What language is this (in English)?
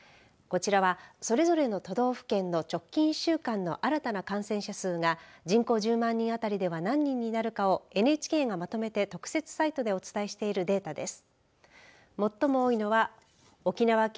Japanese